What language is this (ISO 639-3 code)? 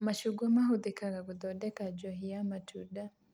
kik